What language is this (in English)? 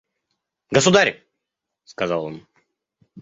Russian